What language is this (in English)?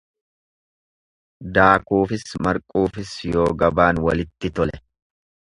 Oromo